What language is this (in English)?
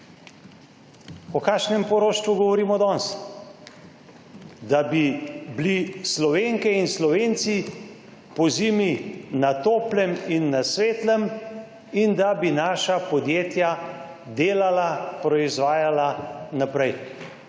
Slovenian